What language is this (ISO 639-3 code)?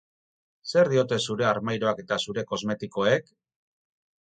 eus